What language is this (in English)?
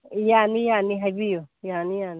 Manipuri